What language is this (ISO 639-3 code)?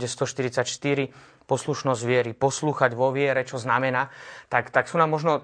slk